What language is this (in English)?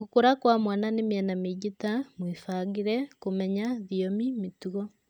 Kikuyu